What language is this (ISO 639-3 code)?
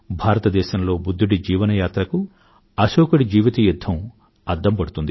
tel